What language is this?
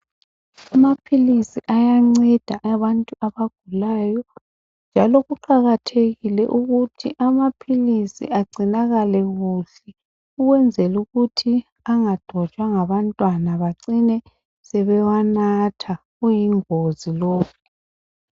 North Ndebele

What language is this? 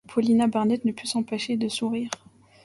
French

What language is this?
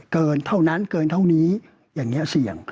Thai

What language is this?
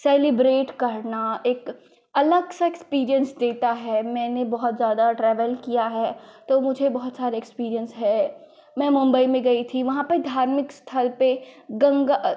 Hindi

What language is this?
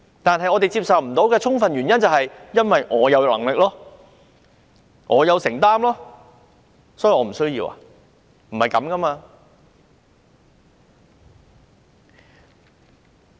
Cantonese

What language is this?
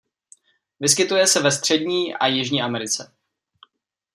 Czech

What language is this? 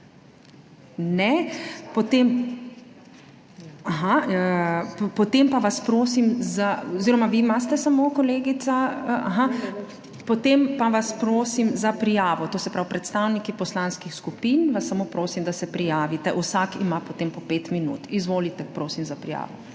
Slovenian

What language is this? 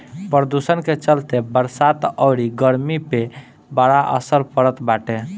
Bhojpuri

